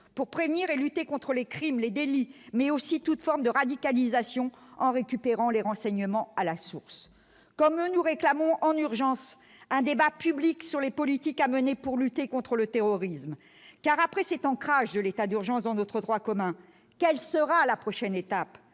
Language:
French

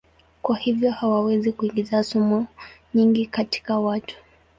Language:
Swahili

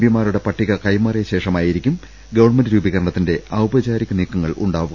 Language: Malayalam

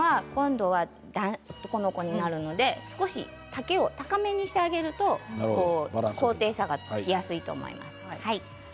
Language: Japanese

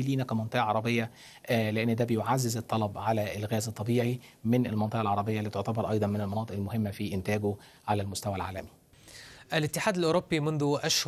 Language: Arabic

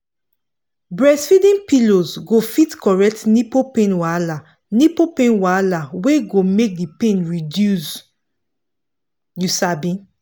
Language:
Nigerian Pidgin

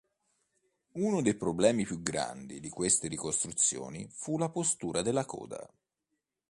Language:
Italian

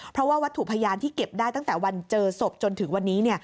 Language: Thai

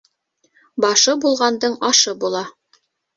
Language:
Bashkir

